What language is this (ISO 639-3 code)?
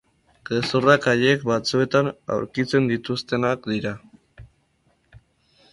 eus